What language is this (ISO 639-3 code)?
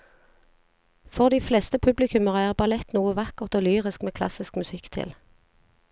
nor